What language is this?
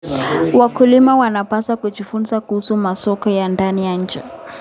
Kalenjin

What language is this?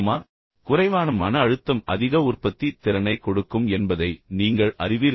Tamil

